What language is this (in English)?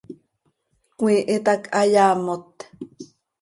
Seri